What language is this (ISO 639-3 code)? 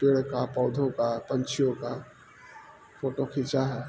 urd